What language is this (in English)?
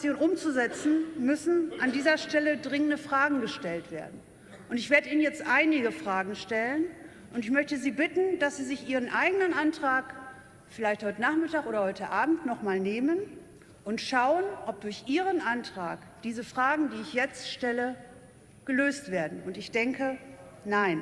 German